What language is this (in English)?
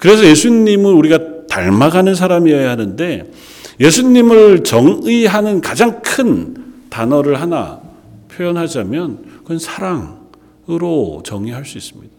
Korean